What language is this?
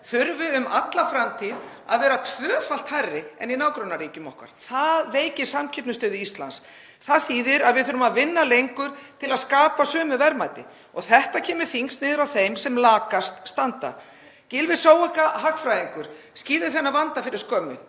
Icelandic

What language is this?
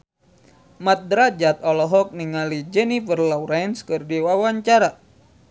Sundanese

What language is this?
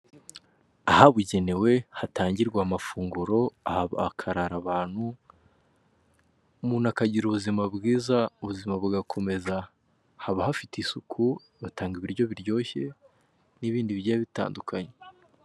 Kinyarwanda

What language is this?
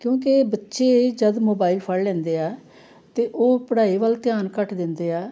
Punjabi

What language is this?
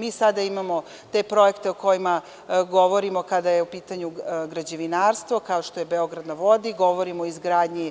Serbian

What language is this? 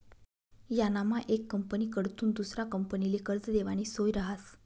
Marathi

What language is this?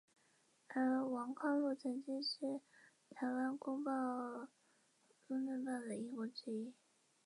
Chinese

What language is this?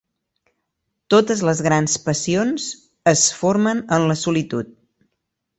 Catalan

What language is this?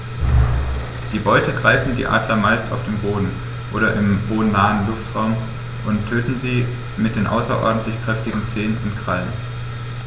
German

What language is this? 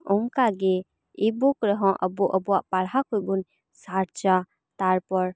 Santali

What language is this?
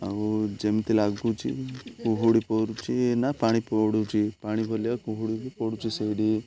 Odia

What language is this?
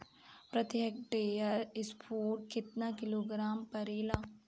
Bhojpuri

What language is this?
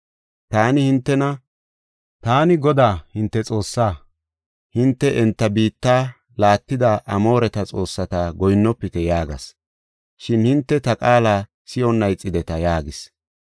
Gofa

